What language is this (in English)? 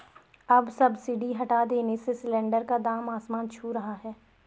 Hindi